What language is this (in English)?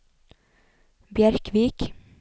Norwegian